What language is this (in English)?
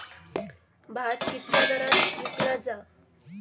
Marathi